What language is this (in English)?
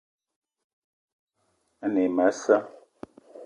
Eton (Cameroon)